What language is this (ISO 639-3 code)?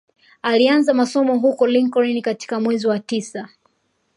swa